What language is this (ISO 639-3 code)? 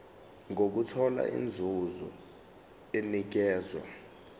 zul